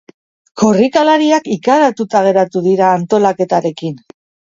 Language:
Basque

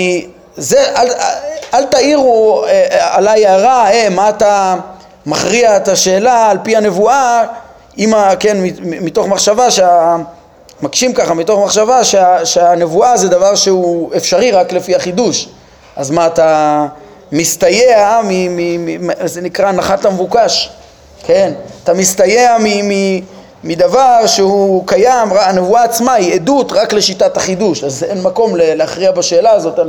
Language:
Hebrew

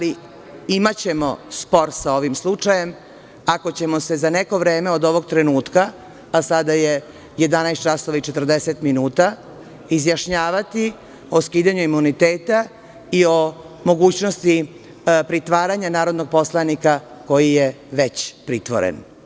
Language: Serbian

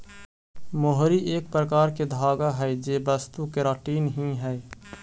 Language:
Magahi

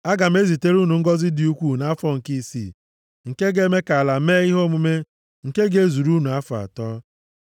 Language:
Igbo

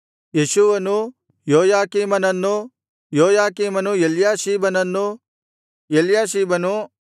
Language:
Kannada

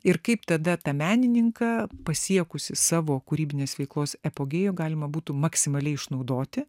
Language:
Lithuanian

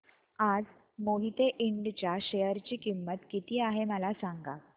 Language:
Marathi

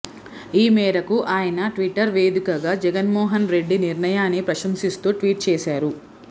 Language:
Telugu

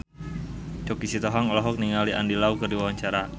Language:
Sundanese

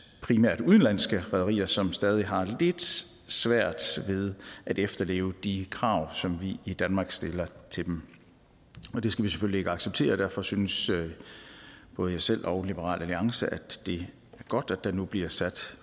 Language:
Danish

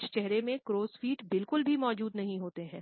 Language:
Hindi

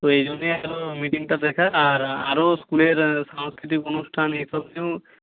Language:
Bangla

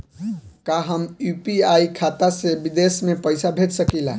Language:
Bhojpuri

